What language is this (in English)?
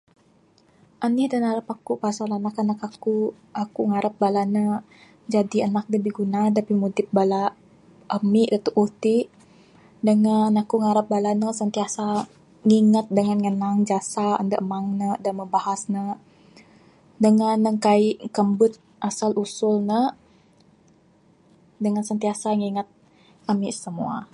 Bukar-Sadung Bidayuh